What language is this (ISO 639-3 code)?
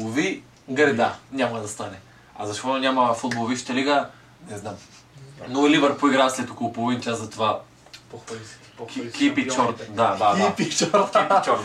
bul